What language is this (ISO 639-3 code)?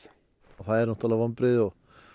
isl